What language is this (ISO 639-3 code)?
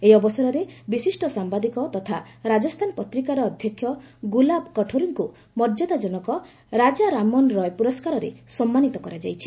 ori